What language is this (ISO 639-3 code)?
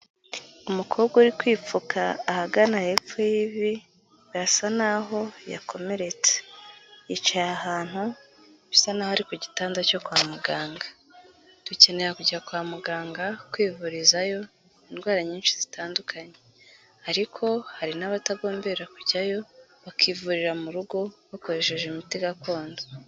kin